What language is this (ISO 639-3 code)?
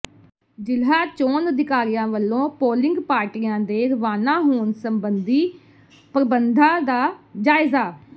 pan